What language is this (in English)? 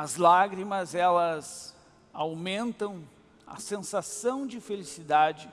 Portuguese